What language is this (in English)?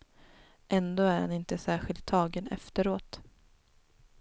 Swedish